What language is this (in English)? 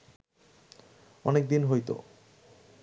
Bangla